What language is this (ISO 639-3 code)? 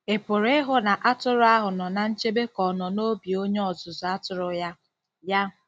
ibo